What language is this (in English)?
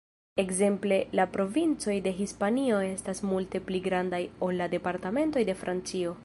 Esperanto